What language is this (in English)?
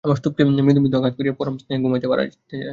Bangla